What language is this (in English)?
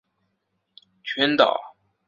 Chinese